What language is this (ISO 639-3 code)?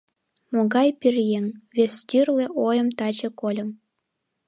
chm